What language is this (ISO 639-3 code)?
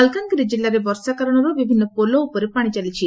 ori